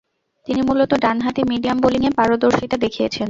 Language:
Bangla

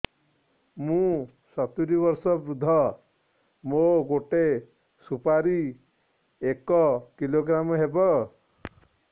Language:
Odia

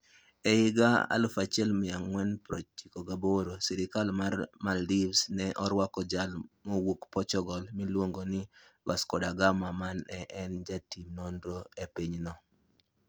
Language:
Luo (Kenya and Tanzania)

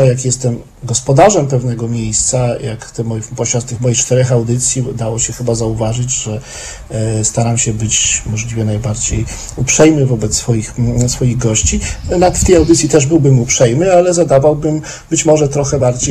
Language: Polish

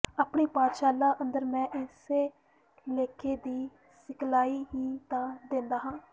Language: Punjabi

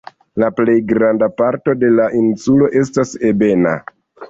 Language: Esperanto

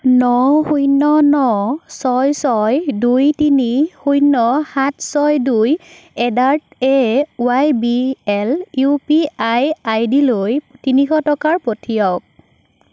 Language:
Assamese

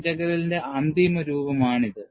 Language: Malayalam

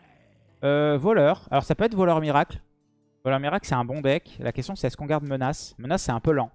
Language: French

